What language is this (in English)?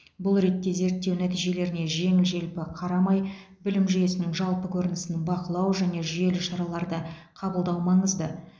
Kazakh